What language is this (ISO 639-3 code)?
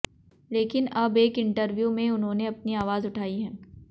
hin